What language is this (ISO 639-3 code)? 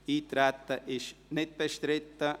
gsw